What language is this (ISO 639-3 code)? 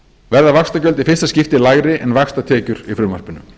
isl